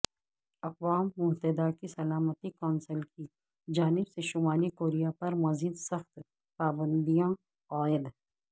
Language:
Urdu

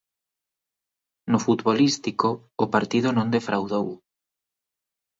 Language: Galician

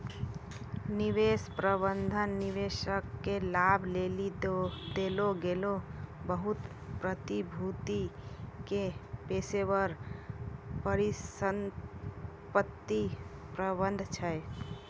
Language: Maithili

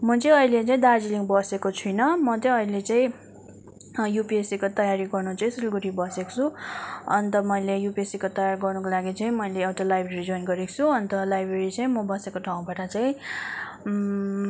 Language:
Nepali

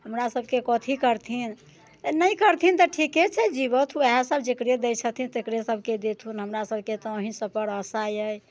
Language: Maithili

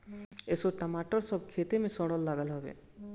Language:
Bhojpuri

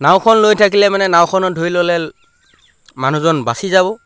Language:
Assamese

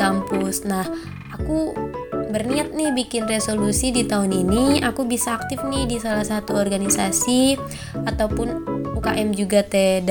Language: Indonesian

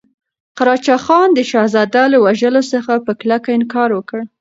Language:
Pashto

